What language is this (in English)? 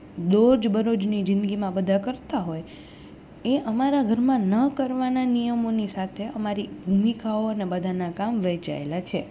Gujarati